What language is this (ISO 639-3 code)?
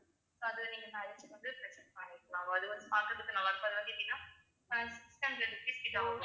tam